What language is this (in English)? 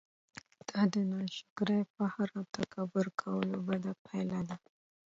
Pashto